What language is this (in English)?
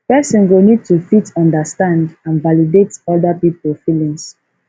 Nigerian Pidgin